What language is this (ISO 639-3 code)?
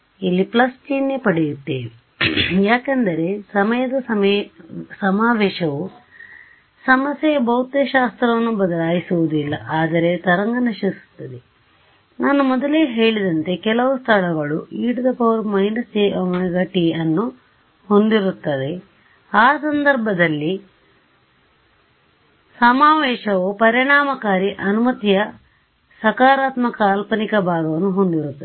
kan